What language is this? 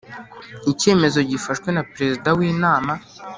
Kinyarwanda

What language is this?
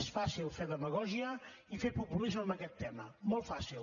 Catalan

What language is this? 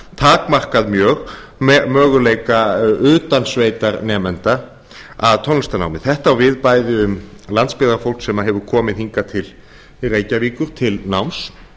Icelandic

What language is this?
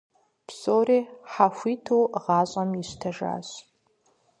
Kabardian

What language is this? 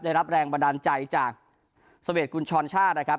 Thai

